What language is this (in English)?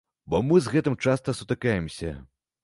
Belarusian